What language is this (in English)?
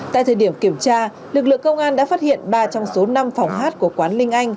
Vietnamese